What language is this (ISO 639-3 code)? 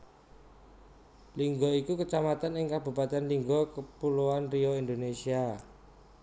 jav